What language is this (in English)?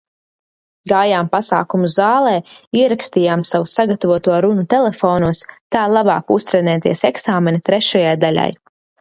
Latvian